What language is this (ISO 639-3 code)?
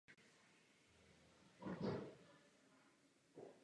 ces